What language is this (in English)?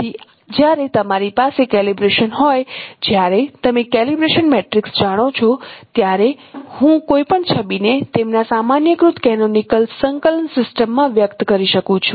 Gujarati